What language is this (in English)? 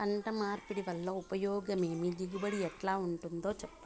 Telugu